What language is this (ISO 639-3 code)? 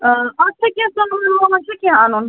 kas